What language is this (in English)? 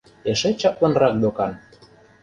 Mari